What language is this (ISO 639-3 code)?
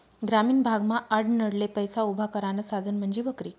mar